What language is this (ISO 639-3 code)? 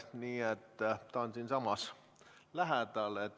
est